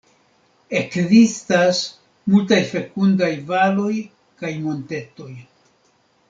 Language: Esperanto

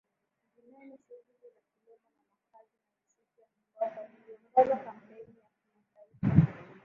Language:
Swahili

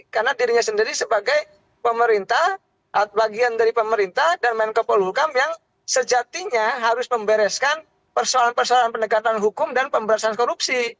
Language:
Indonesian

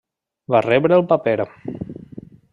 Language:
Catalan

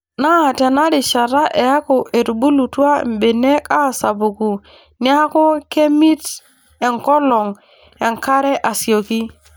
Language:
Masai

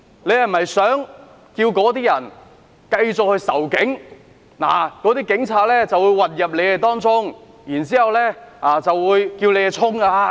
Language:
Cantonese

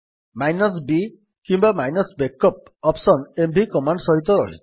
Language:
Odia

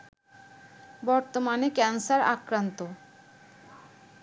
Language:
Bangla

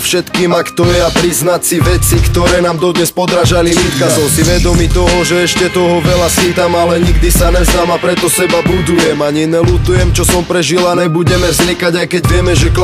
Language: Slovak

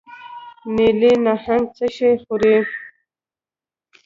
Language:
Pashto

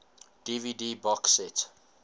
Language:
English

